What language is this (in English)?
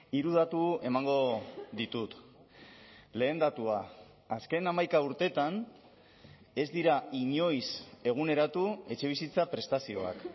Basque